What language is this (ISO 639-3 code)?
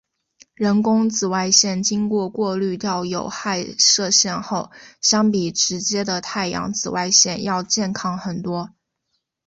zho